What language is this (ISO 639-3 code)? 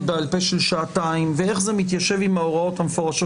heb